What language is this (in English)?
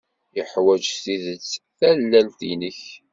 Kabyle